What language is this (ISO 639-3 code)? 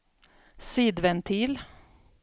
swe